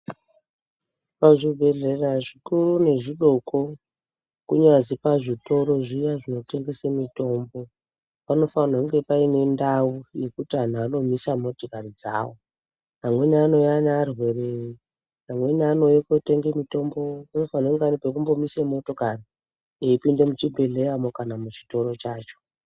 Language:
Ndau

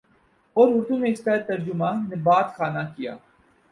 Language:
Urdu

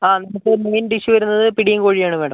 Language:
Malayalam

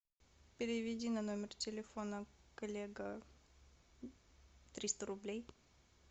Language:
Russian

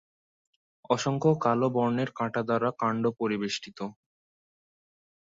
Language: Bangla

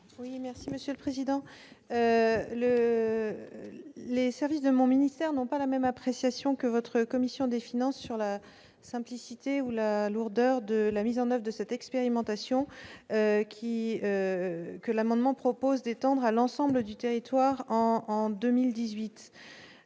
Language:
French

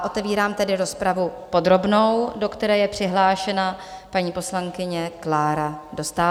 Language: Czech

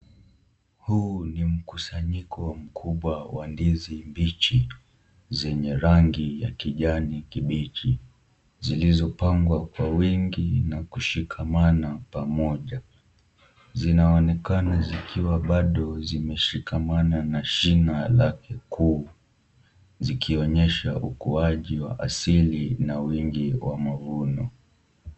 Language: Swahili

